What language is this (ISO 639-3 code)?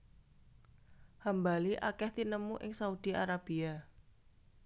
jav